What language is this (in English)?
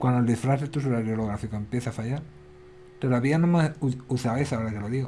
Spanish